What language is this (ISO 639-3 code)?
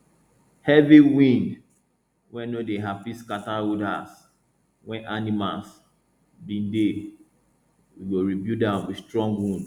pcm